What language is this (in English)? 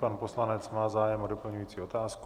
Czech